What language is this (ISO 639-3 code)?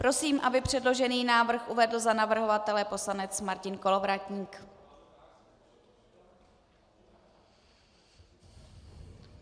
ces